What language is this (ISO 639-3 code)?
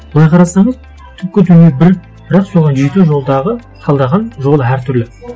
kaz